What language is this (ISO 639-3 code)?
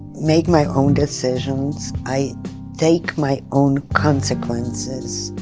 eng